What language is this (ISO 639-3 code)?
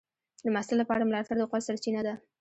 pus